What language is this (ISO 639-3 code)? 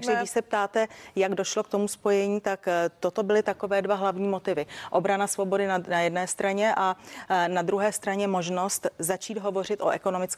ces